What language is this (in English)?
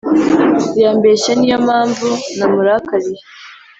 Kinyarwanda